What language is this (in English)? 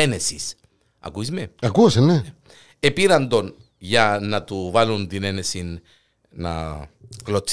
Greek